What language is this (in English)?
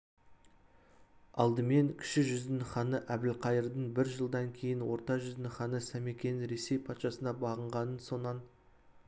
Kazakh